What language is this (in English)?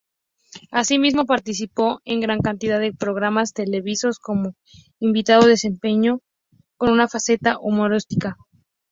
Spanish